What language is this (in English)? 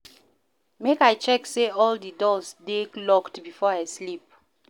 Nigerian Pidgin